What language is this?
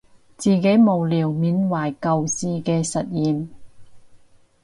Cantonese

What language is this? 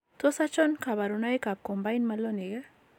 Kalenjin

